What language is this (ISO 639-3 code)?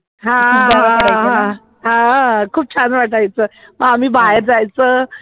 mar